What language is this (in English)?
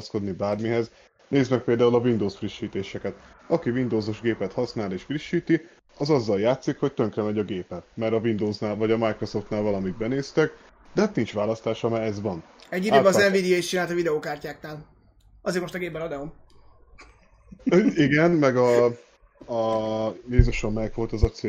Hungarian